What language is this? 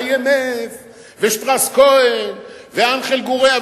Hebrew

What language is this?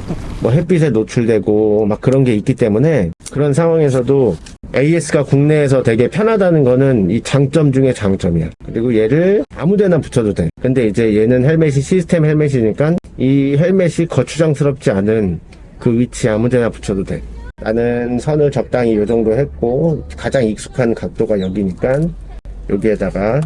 Korean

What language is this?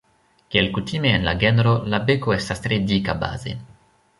Esperanto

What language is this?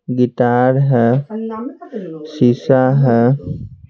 Hindi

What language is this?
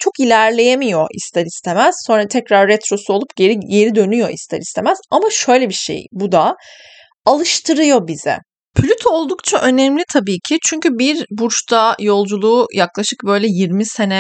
Turkish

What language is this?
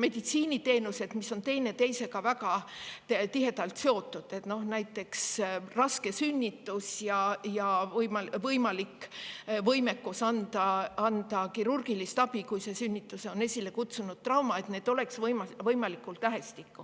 Estonian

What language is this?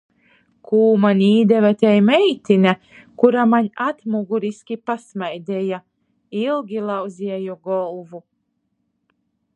Latgalian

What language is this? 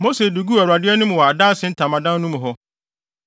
Akan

